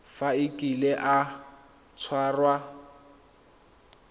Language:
Tswana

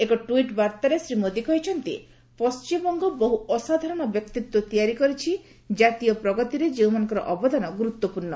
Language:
Odia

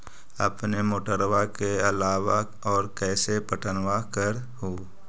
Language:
Magahi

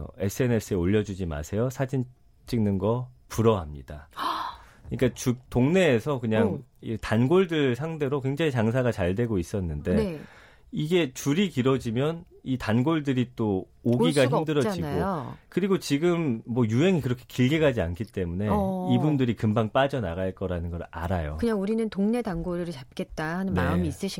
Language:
Korean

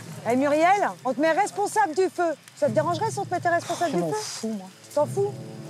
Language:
French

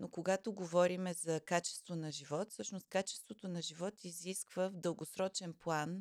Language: Bulgarian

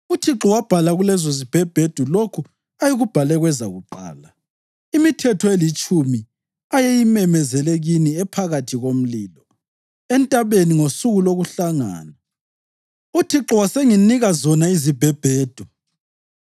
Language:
North Ndebele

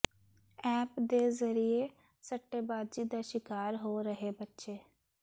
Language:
Punjabi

